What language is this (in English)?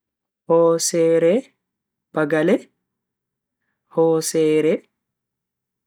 Bagirmi Fulfulde